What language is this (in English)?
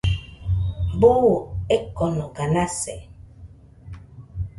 Nüpode Huitoto